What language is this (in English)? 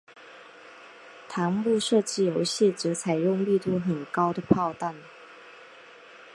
Chinese